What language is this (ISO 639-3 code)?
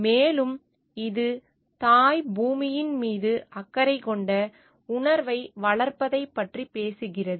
tam